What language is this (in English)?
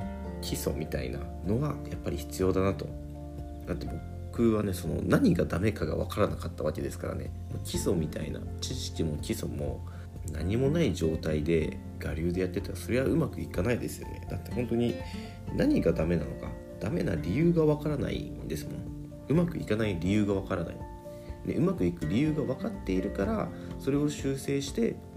Japanese